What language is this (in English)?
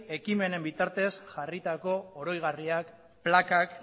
Basque